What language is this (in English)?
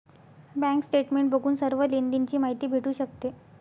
Marathi